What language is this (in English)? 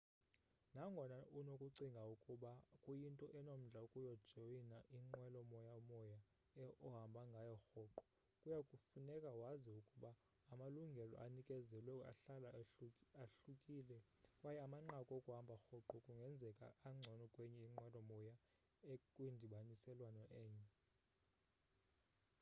Xhosa